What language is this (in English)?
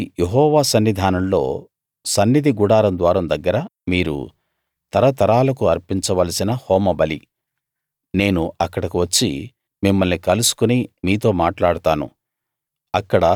Telugu